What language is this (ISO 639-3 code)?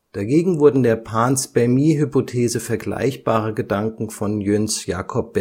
deu